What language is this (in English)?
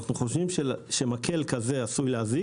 Hebrew